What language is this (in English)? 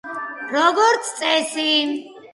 Georgian